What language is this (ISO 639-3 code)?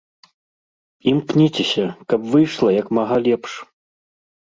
bel